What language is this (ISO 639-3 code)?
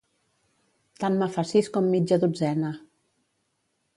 cat